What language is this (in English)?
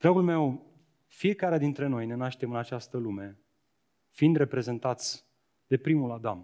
Romanian